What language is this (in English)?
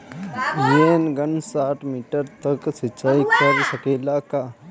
Bhojpuri